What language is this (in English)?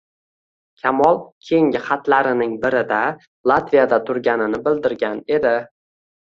Uzbek